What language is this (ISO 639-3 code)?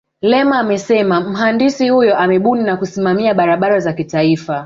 swa